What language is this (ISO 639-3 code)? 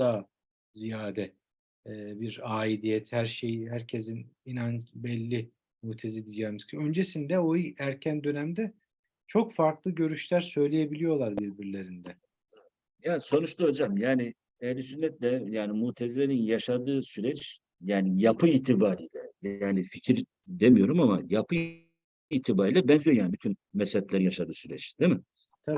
tur